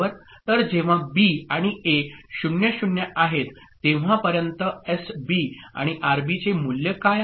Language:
Marathi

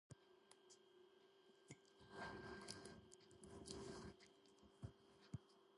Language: Georgian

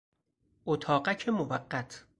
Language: Persian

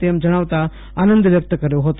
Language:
Gujarati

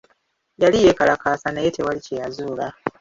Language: Ganda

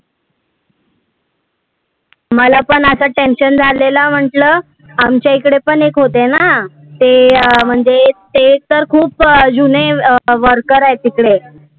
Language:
Marathi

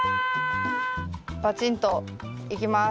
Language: Japanese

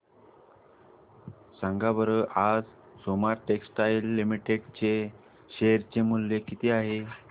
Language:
Marathi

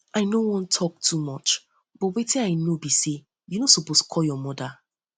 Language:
Nigerian Pidgin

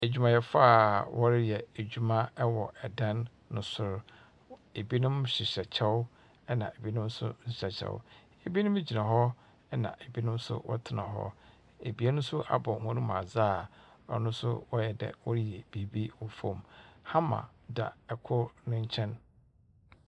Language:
Akan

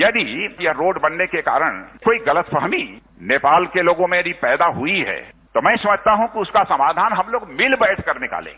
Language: Hindi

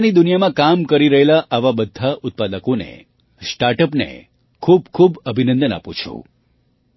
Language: Gujarati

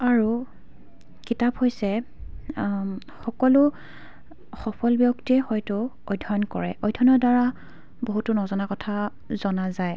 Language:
Assamese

